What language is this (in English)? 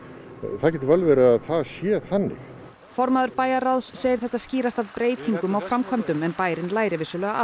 Icelandic